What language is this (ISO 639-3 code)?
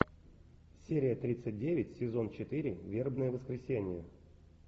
rus